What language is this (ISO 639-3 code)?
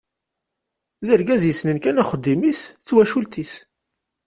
kab